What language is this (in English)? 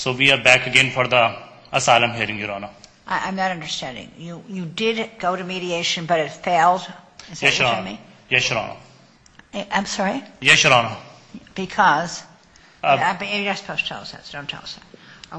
English